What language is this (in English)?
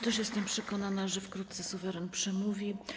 Polish